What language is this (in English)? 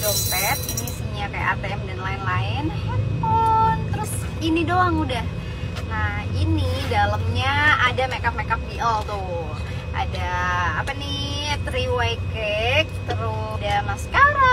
Indonesian